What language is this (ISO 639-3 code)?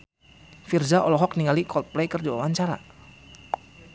sun